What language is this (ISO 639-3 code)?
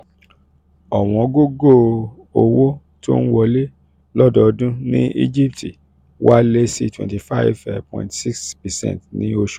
yor